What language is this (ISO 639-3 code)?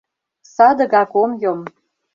chm